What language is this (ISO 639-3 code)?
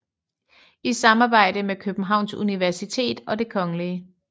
dan